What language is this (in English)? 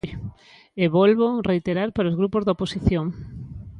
Galician